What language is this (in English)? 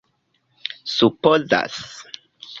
Esperanto